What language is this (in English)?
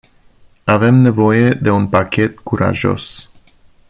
Romanian